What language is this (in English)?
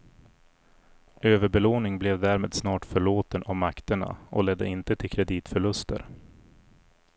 Swedish